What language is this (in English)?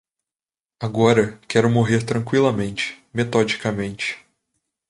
Portuguese